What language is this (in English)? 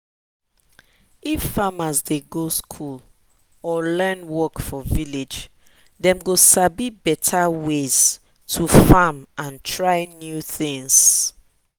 Nigerian Pidgin